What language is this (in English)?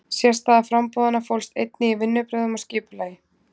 Icelandic